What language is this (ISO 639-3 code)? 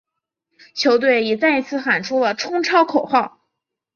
zho